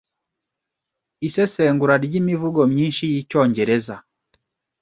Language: Kinyarwanda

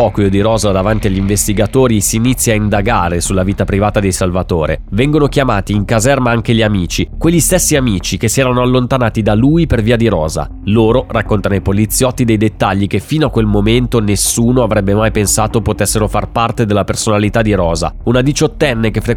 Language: Italian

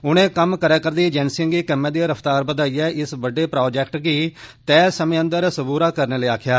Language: Dogri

